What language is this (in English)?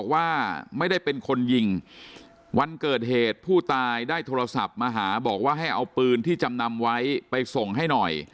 Thai